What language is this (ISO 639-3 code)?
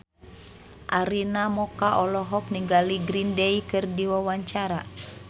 sun